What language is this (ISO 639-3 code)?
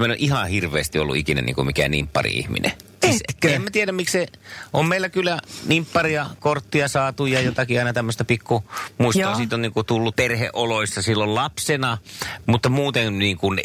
fin